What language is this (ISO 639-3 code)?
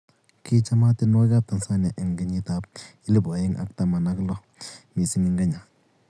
kln